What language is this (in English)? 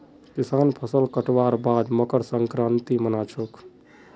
Magahi